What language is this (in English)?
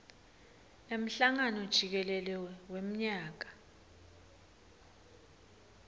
Swati